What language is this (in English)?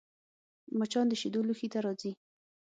Pashto